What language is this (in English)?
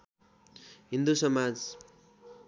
Nepali